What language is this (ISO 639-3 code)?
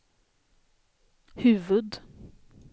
swe